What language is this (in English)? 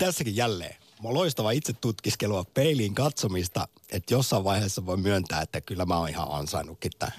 Finnish